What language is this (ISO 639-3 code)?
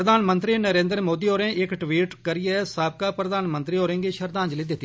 doi